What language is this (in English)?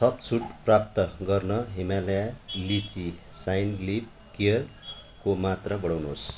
Nepali